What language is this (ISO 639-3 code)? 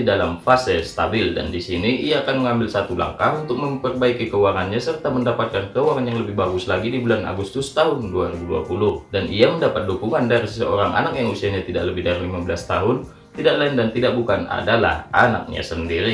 ind